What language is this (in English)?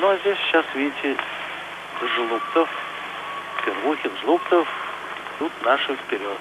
Russian